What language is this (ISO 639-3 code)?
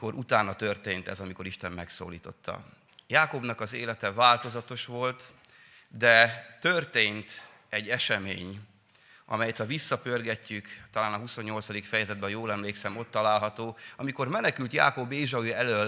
hun